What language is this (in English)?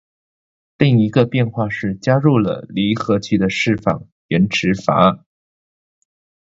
Chinese